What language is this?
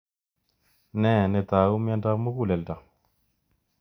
Kalenjin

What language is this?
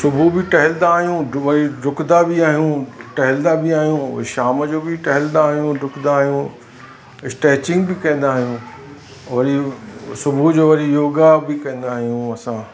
Sindhi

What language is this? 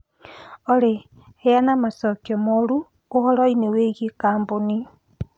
Kikuyu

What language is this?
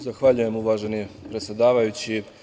Serbian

